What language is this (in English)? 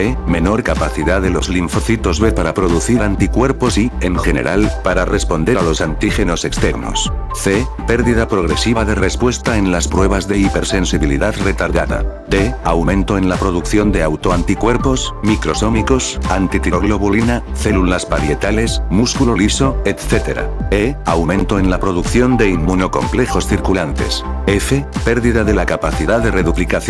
Spanish